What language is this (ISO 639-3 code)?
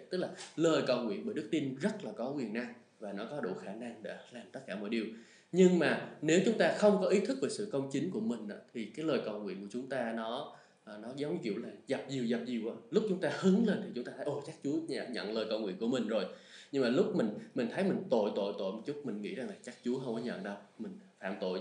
vie